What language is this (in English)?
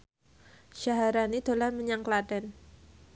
Javanese